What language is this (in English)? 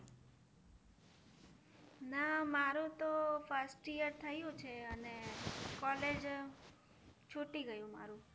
Gujarati